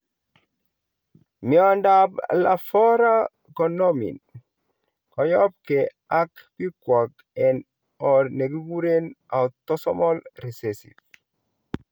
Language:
Kalenjin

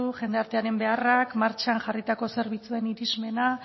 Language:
Basque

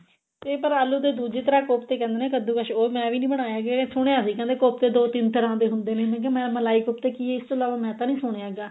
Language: Punjabi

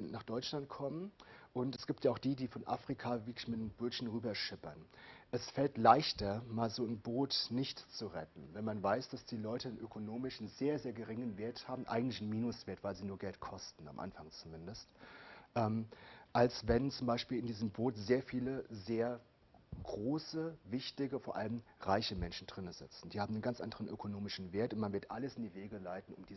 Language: German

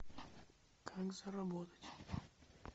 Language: Russian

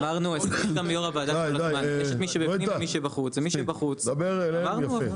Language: Hebrew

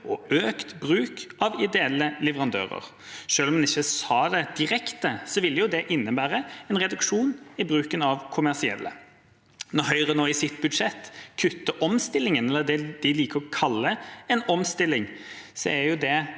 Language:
Norwegian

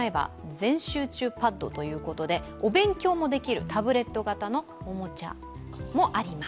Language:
Japanese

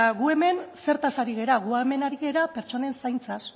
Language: Basque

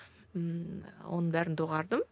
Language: Kazakh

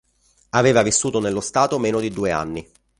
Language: Italian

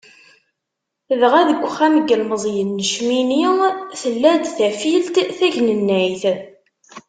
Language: Kabyle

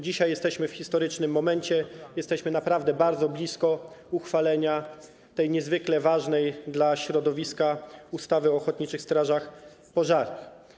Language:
Polish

